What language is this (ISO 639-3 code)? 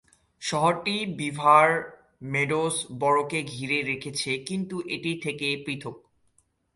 ben